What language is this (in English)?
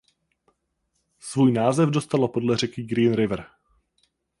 Czech